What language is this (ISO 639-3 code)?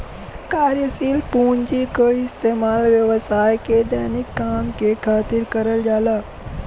bho